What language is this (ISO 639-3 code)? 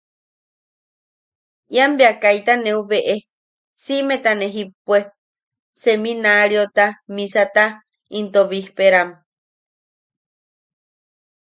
yaq